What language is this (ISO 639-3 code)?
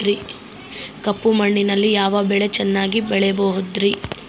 kan